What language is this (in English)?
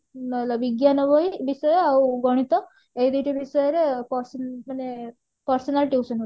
Odia